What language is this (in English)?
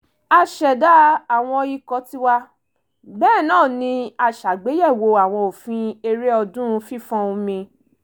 Yoruba